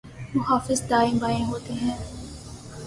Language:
Urdu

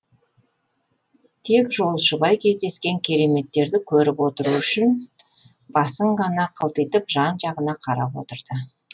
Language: Kazakh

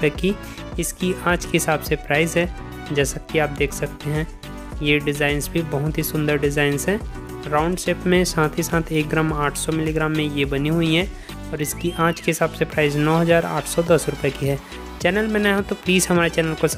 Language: Hindi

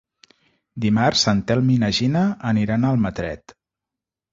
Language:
Catalan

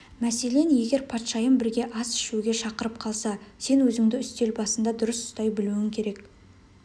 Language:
Kazakh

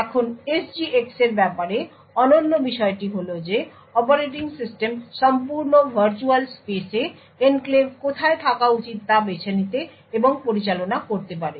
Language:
Bangla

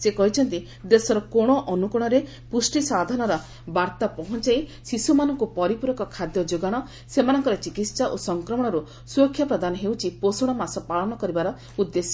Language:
Odia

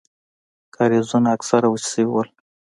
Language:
Pashto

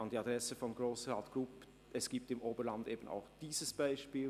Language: Swiss German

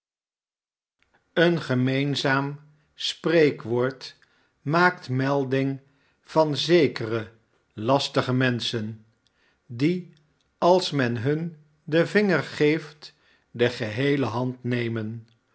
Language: Dutch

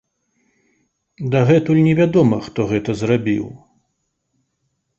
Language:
Belarusian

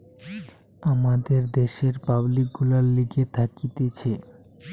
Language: Bangla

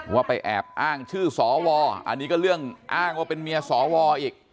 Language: Thai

